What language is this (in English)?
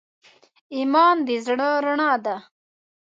Pashto